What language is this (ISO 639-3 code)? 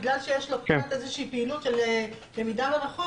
heb